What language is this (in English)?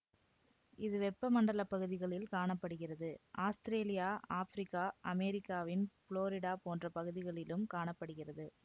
Tamil